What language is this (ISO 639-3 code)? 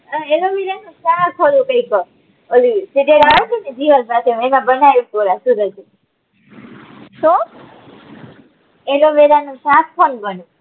guj